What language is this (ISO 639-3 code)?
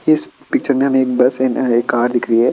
hin